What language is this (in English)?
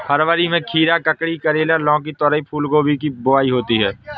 Hindi